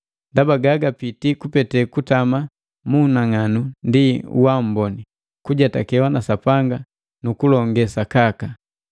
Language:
Matengo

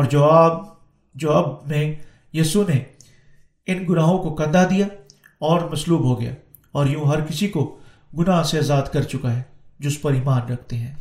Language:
Urdu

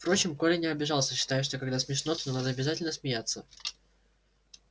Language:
Russian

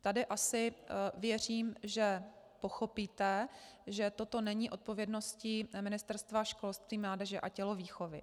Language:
Czech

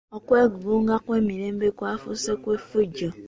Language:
Ganda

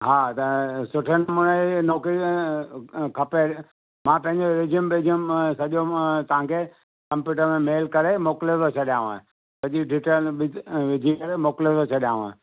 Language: Sindhi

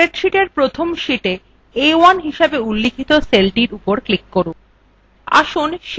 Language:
Bangla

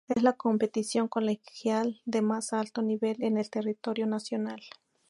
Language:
Spanish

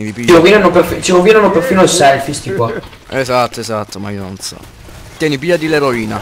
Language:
Italian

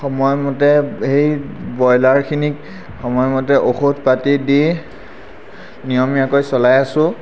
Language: Assamese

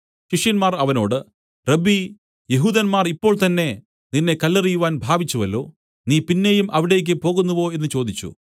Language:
Malayalam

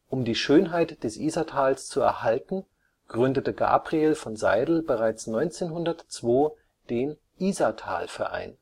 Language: German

